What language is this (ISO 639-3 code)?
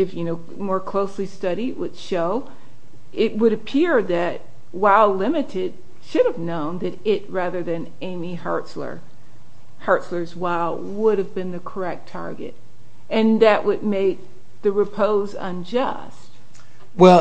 eng